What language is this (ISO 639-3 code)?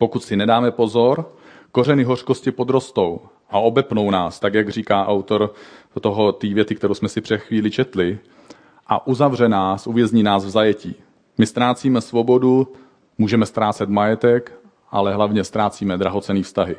ces